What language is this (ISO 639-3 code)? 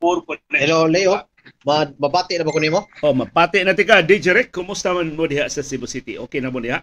fil